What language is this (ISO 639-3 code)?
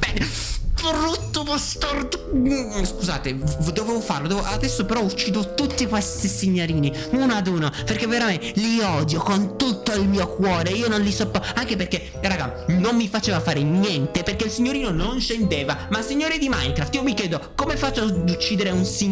ita